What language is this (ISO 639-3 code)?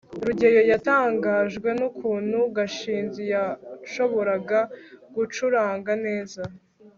kin